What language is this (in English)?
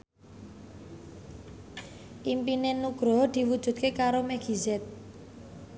Javanese